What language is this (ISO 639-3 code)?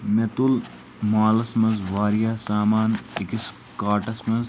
kas